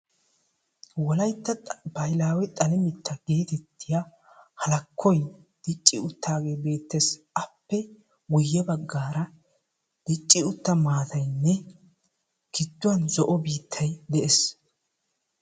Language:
Wolaytta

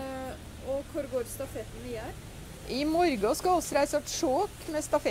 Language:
Norwegian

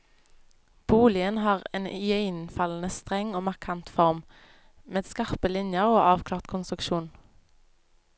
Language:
Norwegian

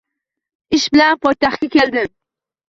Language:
Uzbek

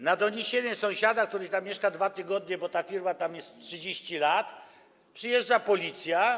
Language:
Polish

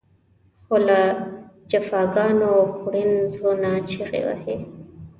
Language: Pashto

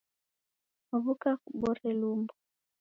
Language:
Taita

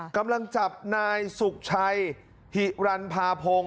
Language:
Thai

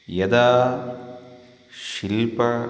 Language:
Sanskrit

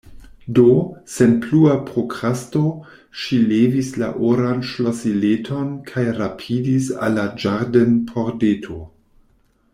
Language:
Esperanto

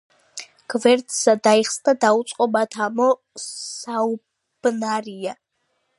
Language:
Georgian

